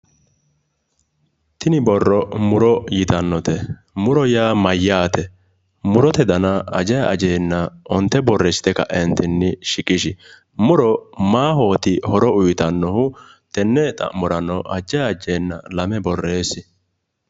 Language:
Sidamo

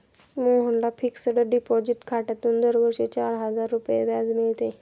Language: Marathi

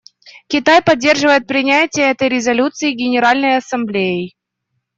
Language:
Russian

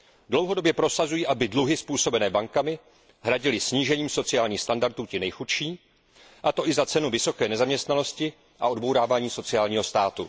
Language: Czech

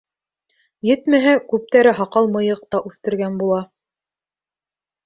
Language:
Bashkir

